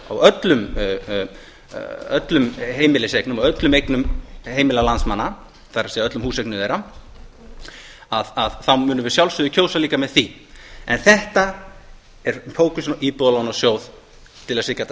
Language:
Icelandic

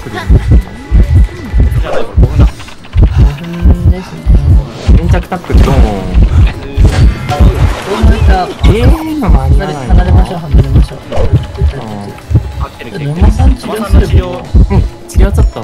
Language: Japanese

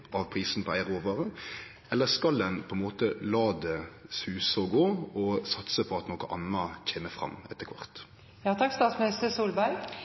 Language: Norwegian Nynorsk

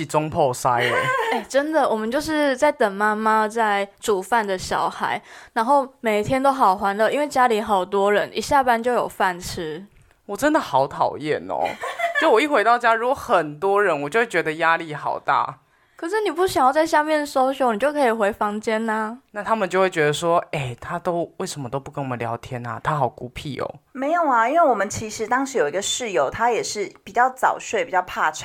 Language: Chinese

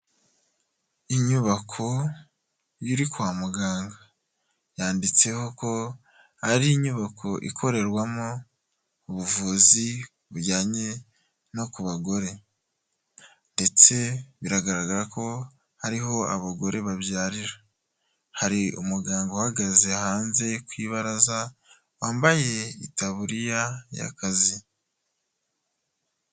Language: Kinyarwanda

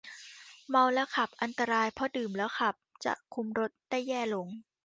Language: Thai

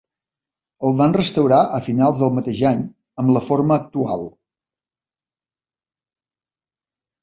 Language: Catalan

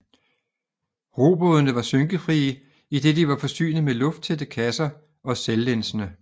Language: Danish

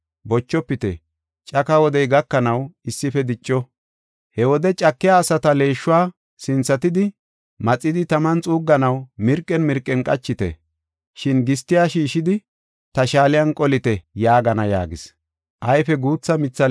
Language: Gofa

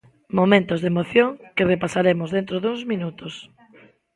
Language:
Galician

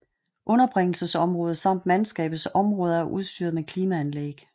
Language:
Danish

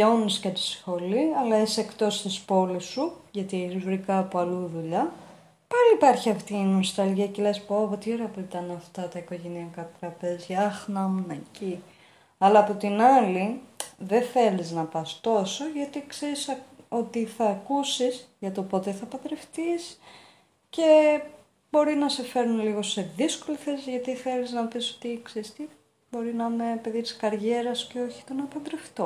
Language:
Greek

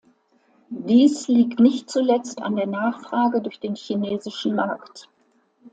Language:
German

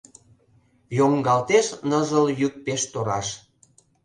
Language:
Mari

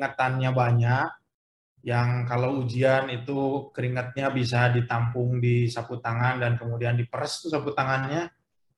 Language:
Indonesian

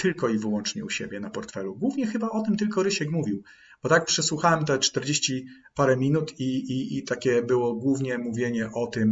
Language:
Polish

